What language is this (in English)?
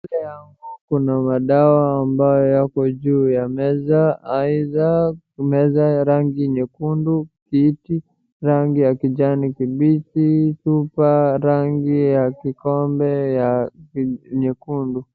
Swahili